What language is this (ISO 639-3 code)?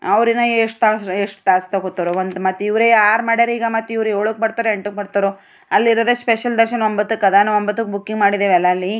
kan